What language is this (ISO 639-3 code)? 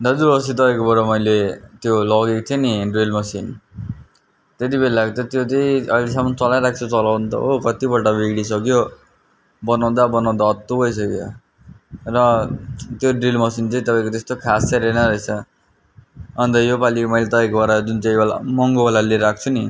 nep